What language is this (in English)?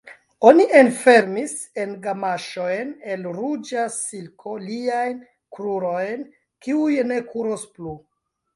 Esperanto